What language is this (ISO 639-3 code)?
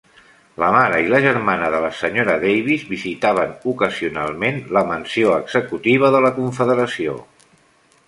cat